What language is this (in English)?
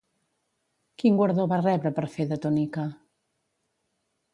Catalan